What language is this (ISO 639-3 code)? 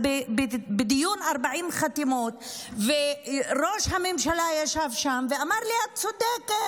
heb